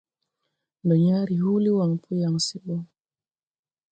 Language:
Tupuri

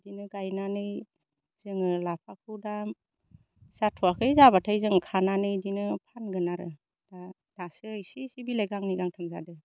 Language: Bodo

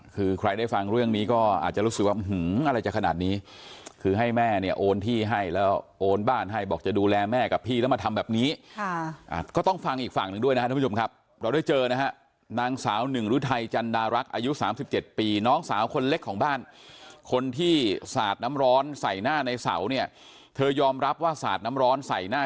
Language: Thai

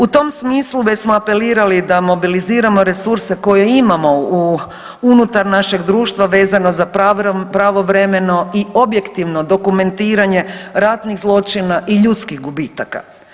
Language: Croatian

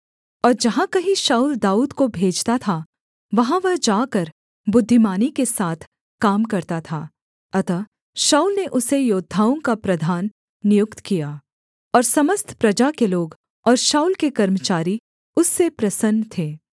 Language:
Hindi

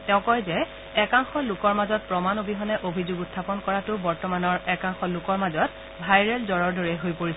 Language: Assamese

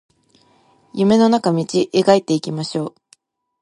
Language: Japanese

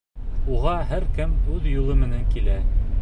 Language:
Bashkir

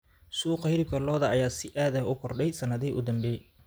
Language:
Somali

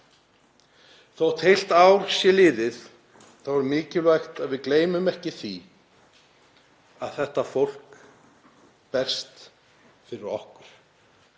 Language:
Icelandic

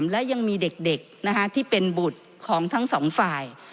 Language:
Thai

